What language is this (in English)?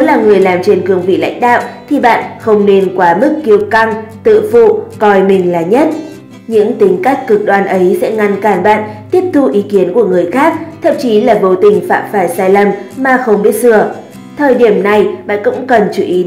Vietnamese